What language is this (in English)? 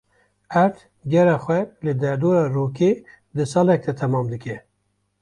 Kurdish